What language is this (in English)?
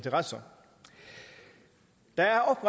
Danish